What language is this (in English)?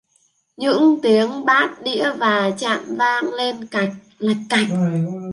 Vietnamese